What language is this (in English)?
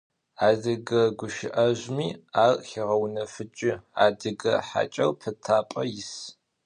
Adyghe